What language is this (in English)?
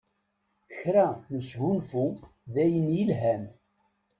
Kabyle